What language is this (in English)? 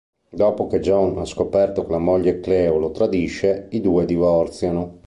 Italian